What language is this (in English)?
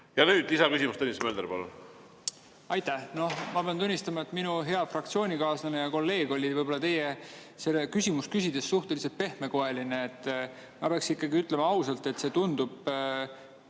Estonian